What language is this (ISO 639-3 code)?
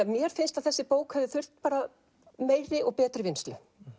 isl